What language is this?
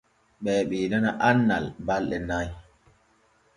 Borgu Fulfulde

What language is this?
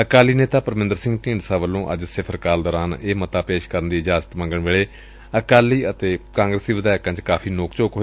Punjabi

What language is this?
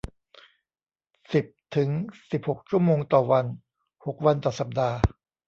Thai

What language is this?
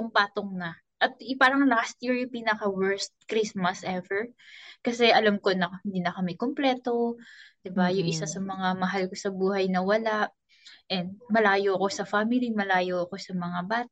Filipino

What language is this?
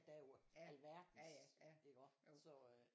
Danish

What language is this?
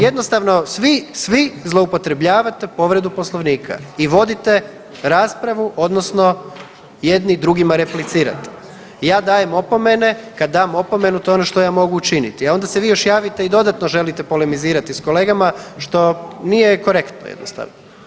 Croatian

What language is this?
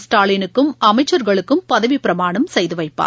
Tamil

